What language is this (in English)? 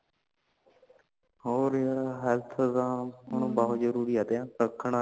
Punjabi